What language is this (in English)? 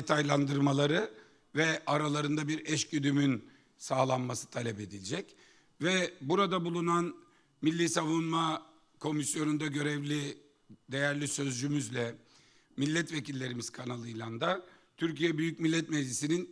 Turkish